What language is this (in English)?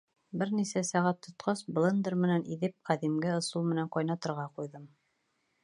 Bashkir